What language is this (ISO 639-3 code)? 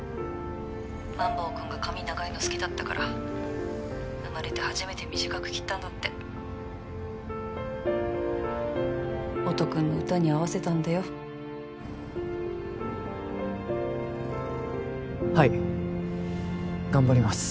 jpn